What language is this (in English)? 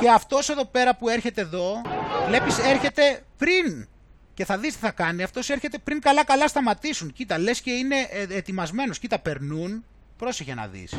Greek